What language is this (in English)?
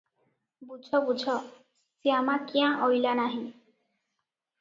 Odia